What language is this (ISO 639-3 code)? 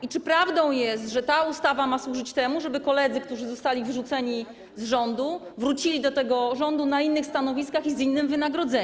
pol